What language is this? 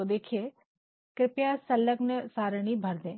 Hindi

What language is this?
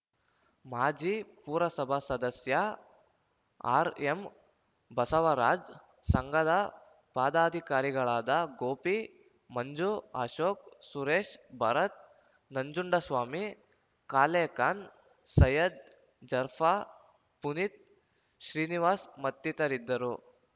Kannada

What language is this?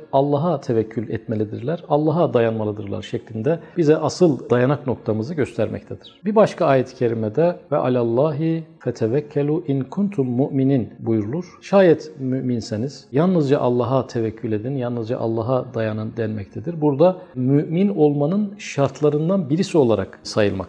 Turkish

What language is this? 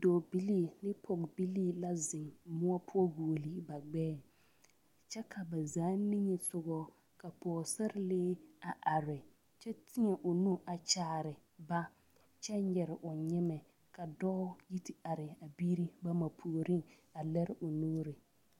Southern Dagaare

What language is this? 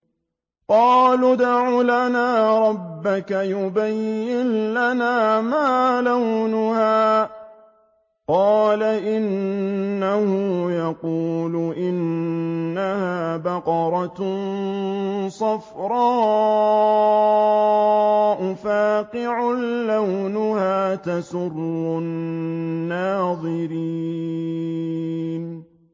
Arabic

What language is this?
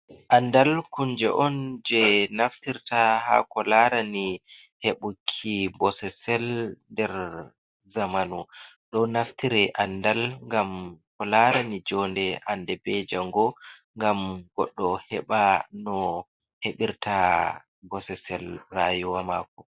Fula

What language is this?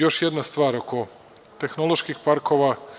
Serbian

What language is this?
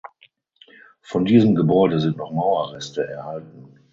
German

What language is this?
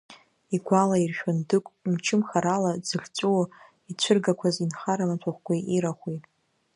Abkhazian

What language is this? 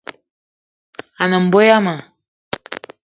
Eton (Cameroon)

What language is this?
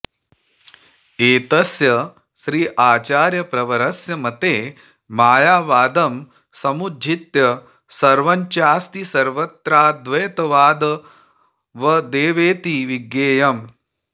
Sanskrit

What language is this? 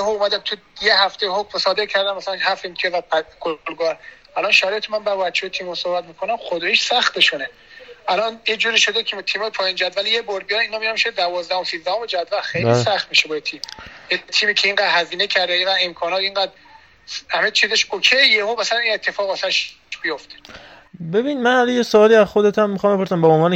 Persian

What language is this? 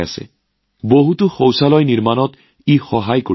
Assamese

